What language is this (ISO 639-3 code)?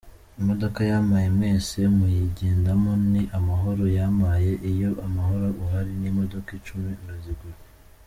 kin